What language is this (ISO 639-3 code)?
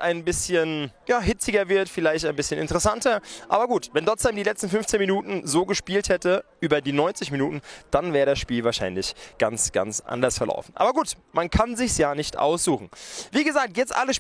deu